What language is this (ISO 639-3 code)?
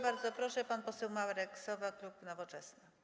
pol